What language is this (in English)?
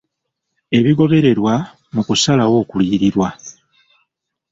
Ganda